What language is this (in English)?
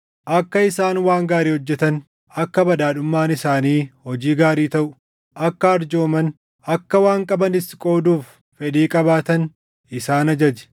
Oromo